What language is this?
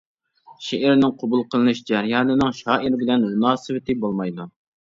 Uyghur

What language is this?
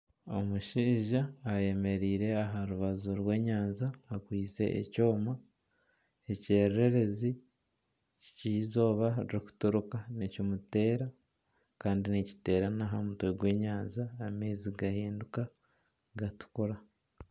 Nyankole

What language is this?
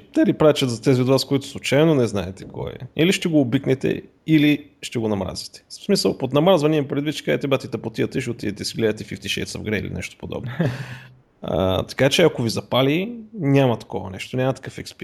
Bulgarian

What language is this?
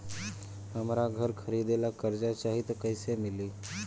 Bhojpuri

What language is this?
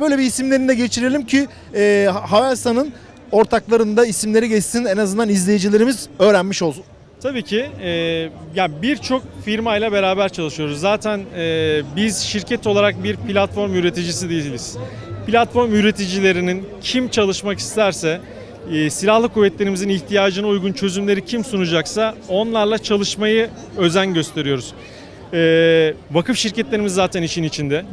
Turkish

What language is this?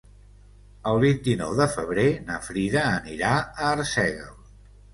Catalan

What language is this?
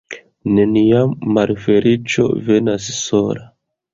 Esperanto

